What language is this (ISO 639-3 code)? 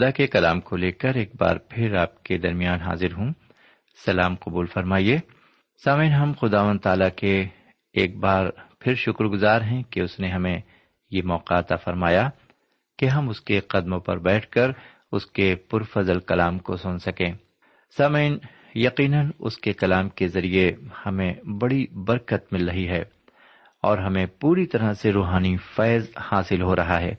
urd